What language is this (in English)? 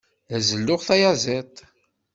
Kabyle